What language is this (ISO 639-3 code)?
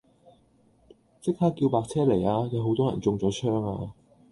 yue